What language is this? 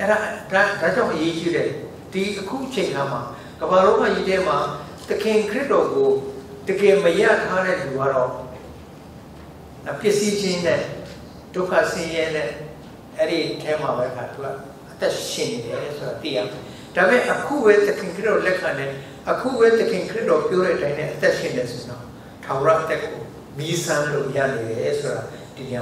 Korean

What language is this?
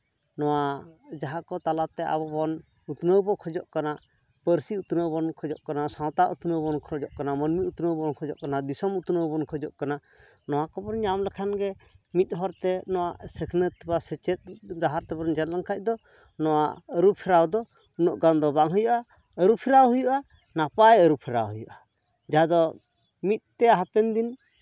Santali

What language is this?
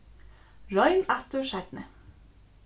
Faroese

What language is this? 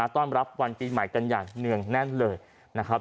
Thai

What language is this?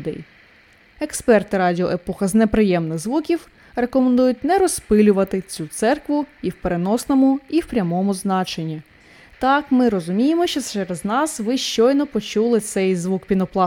Ukrainian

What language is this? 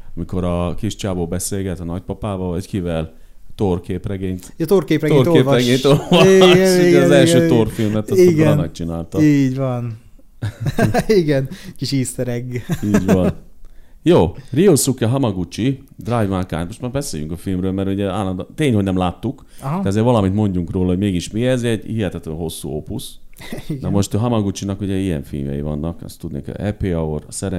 Hungarian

